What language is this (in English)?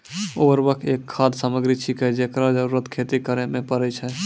Maithili